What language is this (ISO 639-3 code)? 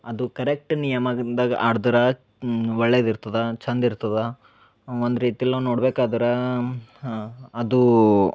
kan